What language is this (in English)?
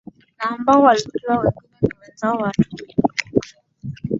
Swahili